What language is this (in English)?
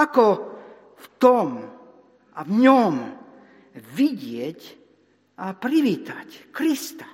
Slovak